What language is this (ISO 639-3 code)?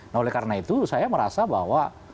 ind